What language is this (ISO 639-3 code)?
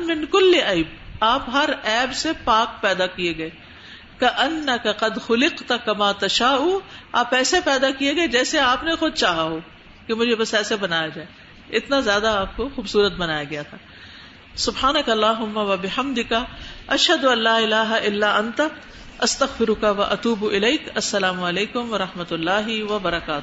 urd